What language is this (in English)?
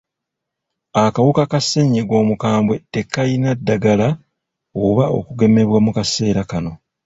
Ganda